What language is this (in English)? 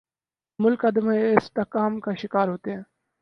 Urdu